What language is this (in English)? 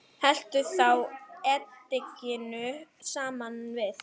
Icelandic